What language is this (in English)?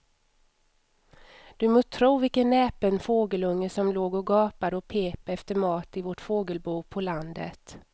Swedish